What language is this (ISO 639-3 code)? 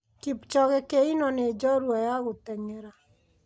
kik